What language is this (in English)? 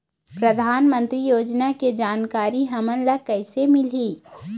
Chhattisgarhi